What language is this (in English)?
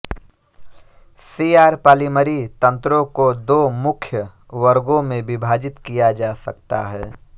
Hindi